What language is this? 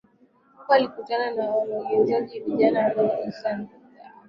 Swahili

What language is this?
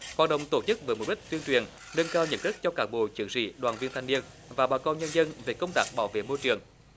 Vietnamese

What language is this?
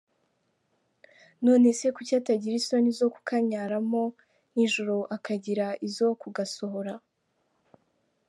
Kinyarwanda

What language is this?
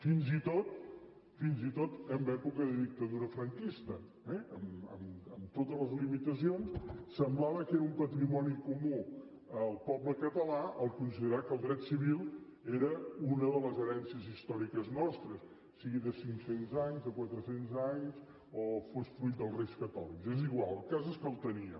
Catalan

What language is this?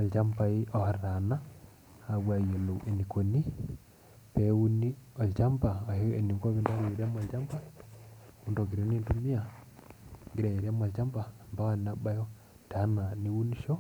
Masai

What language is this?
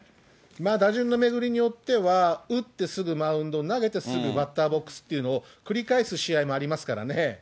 Japanese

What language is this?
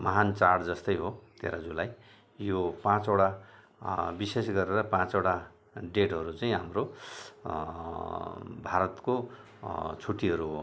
Nepali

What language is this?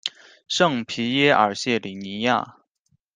Chinese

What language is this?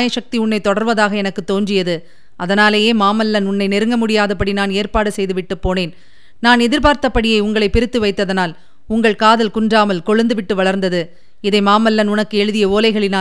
Tamil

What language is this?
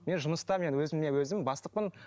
Kazakh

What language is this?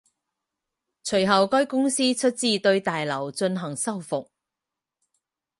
Chinese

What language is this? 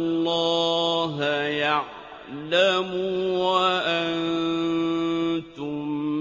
Arabic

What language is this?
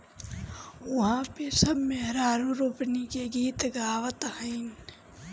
Bhojpuri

